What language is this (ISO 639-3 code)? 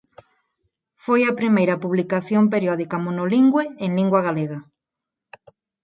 glg